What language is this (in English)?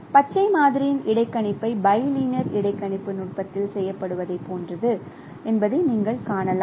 Tamil